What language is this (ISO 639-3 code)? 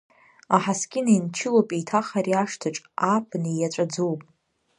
abk